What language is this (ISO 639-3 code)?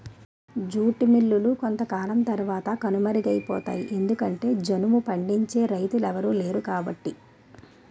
tel